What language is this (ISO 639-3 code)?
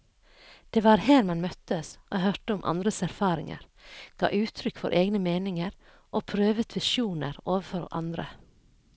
nor